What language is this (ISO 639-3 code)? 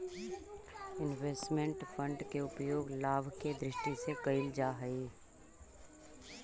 mag